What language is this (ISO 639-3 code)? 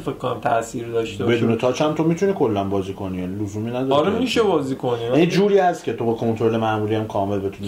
fas